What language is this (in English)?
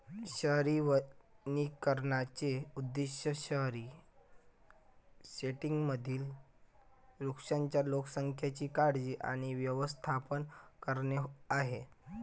Marathi